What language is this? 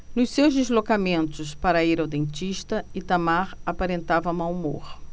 Portuguese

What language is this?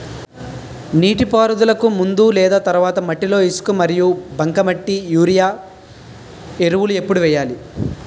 Telugu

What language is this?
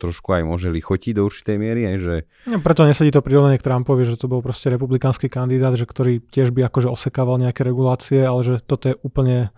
Slovak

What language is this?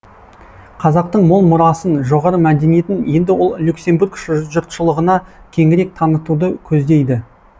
Kazakh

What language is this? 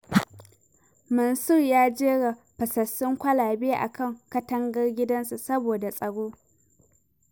Hausa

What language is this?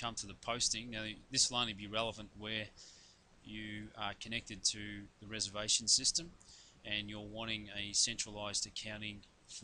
English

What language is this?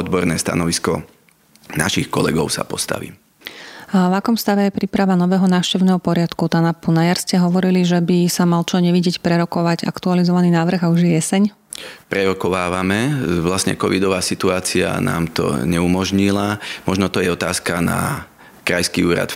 Slovak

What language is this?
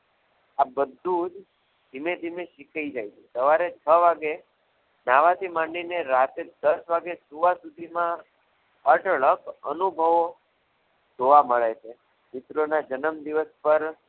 Gujarati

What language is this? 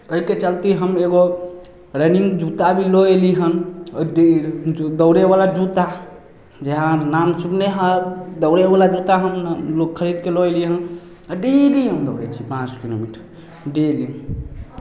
Maithili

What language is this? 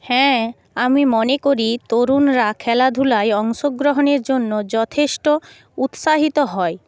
Bangla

